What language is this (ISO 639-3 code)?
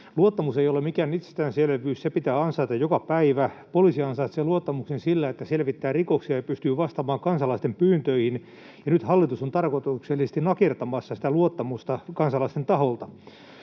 fin